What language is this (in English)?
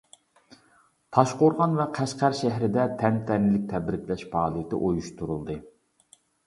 Uyghur